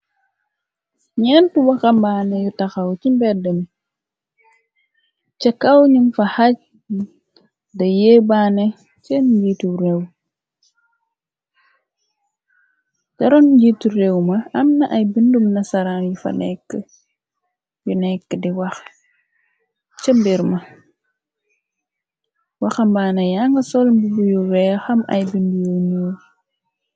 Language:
Wolof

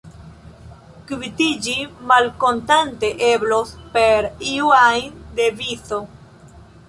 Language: Esperanto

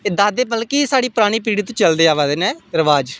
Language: Dogri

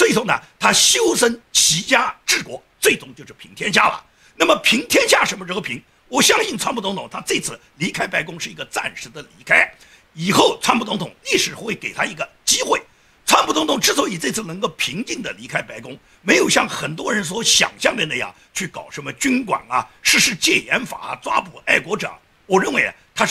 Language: Chinese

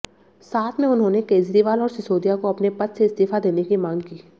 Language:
Hindi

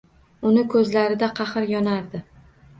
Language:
Uzbek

